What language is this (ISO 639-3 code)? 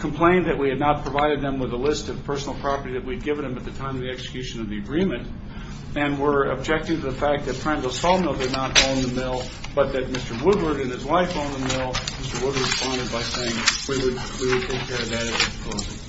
eng